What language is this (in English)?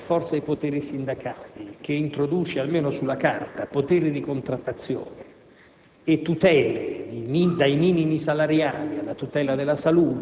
Italian